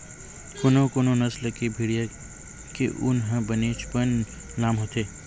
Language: Chhattisgarhi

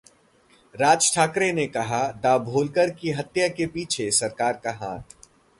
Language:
Hindi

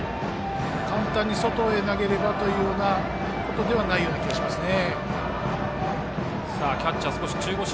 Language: Japanese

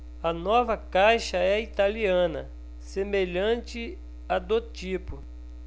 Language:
Portuguese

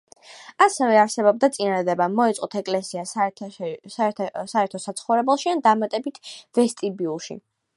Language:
Georgian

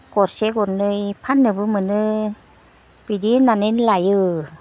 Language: Bodo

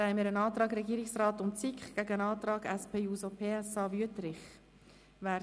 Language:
Swiss German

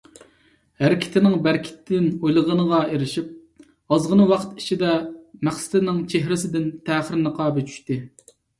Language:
Uyghur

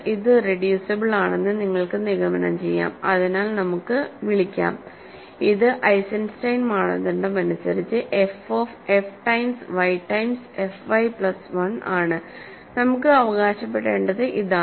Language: Malayalam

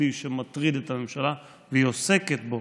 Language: Hebrew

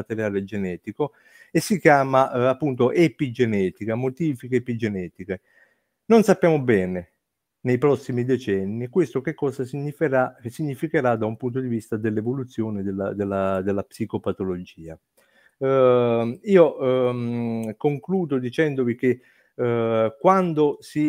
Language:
Italian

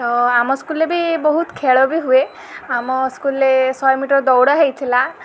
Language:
Odia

